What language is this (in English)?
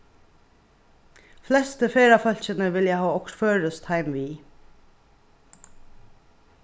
Faroese